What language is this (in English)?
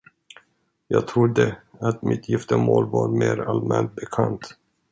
Swedish